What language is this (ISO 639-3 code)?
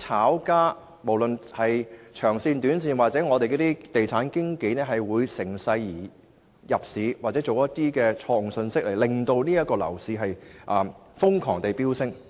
yue